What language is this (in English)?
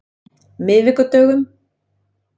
Icelandic